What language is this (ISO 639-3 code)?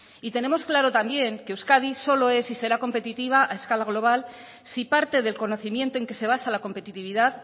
spa